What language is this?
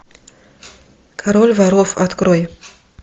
Russian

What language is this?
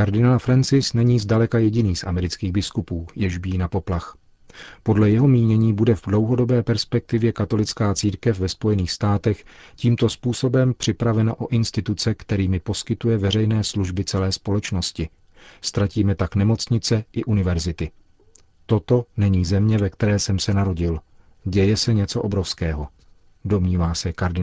Czech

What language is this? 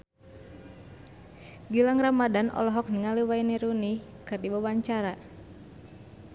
Sundanese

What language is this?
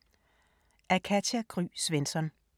Danish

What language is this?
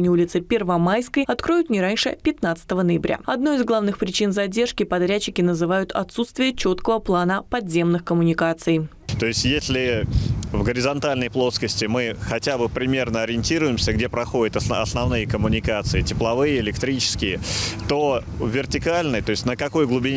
Russian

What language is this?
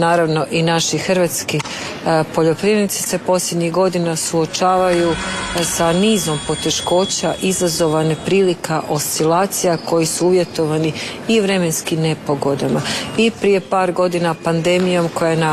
Croatian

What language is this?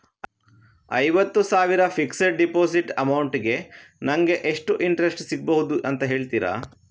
Kannada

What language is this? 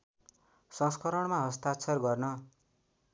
Nepali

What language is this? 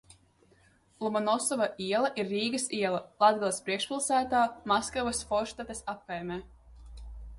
Latvian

